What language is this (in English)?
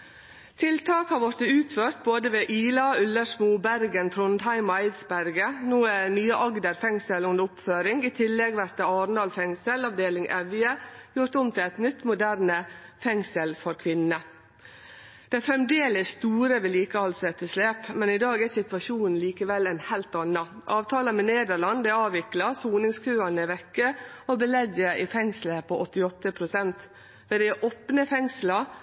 Norwegian Nynorsk